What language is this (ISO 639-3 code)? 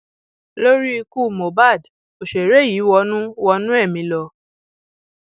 yor